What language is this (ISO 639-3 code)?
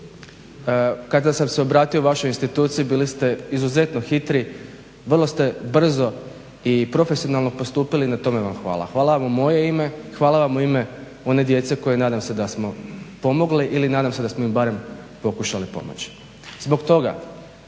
hrv